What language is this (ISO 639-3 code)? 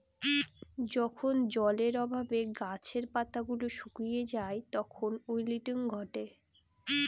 ben